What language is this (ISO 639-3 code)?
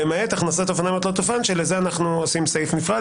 heb